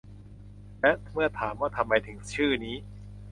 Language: Thai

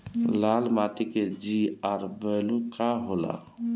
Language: Bhojpuri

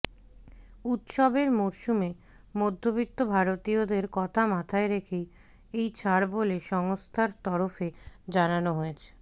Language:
Bangla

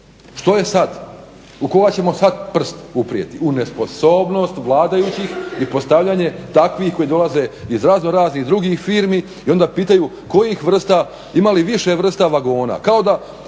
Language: Croatian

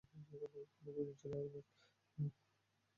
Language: Bangla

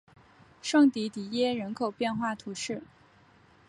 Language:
Chinese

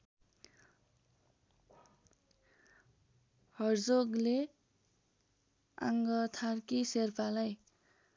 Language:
Nepali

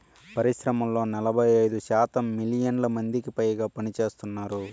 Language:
Telugu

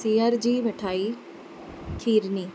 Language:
Sindhi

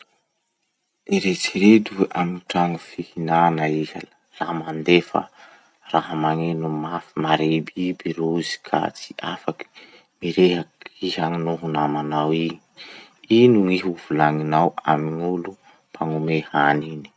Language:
Masikoro Malagasy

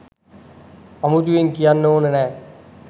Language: Sinhala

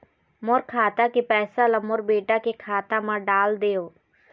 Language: Chhattisgarhi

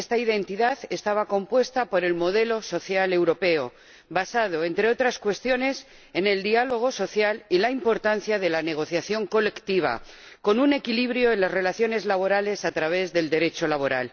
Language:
Spanish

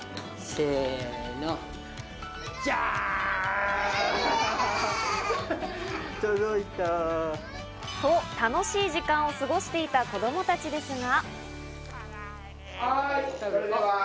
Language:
Japanese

